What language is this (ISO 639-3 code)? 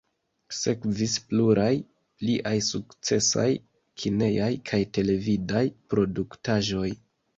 epo